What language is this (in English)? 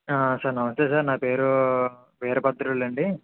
Telugu